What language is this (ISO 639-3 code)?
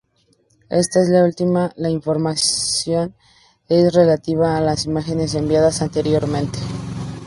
spa